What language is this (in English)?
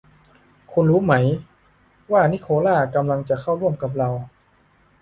Thai